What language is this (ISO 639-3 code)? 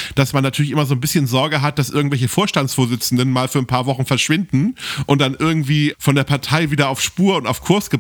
deu